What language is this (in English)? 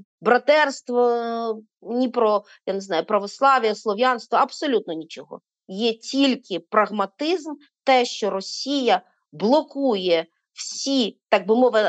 Ukrainian